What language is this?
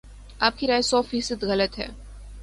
Urdu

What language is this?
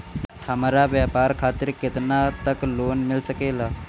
Bhojpuri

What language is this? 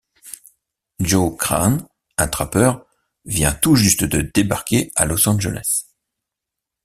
French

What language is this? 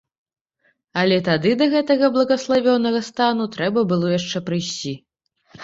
Belarusian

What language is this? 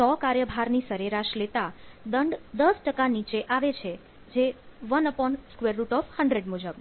Gujarati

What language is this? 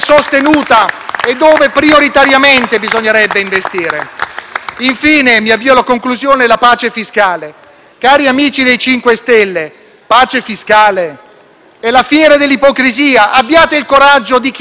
Italian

